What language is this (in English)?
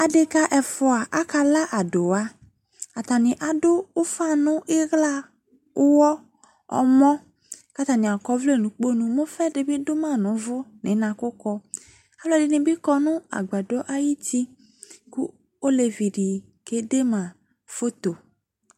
Ikposo